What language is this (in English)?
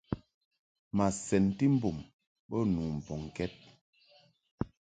Mungaka